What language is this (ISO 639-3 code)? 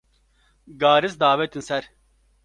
kur